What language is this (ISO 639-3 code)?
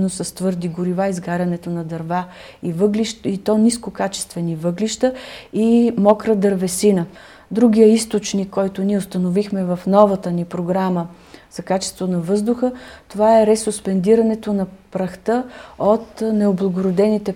bul